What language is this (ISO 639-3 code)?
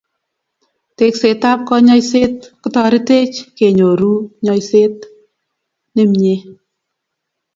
kln